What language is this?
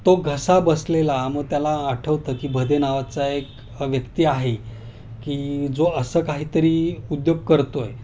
Marathi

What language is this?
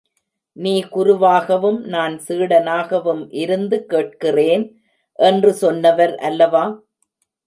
Tamil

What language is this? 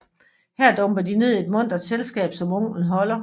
Danish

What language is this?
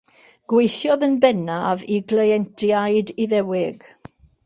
Welsh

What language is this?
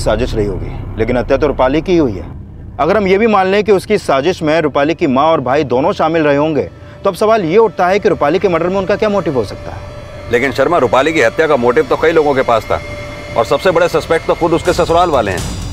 Hindi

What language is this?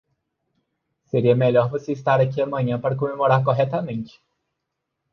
Portuguese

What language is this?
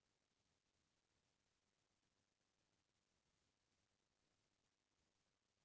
Chhattisgarhi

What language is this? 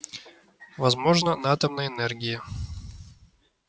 Russian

